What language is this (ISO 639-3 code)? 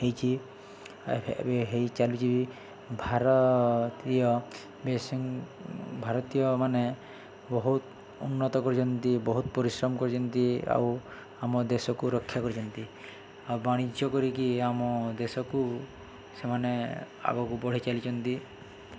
ori